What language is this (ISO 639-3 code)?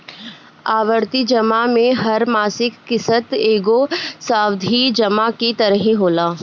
bho